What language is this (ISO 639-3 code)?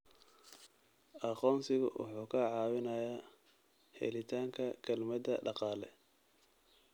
som